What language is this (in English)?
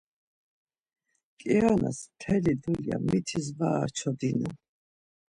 Laz